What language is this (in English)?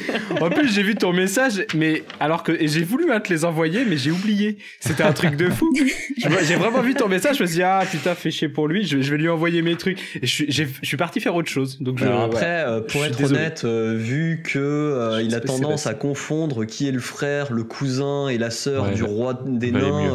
French